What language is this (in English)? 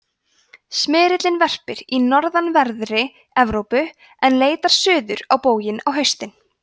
Icelandic